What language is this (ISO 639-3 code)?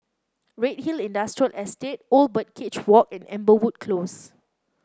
eng